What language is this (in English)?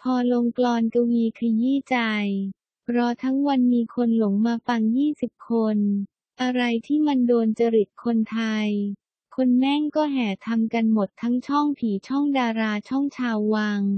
Thai